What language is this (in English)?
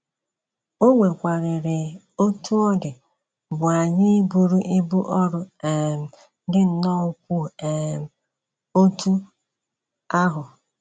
Igbo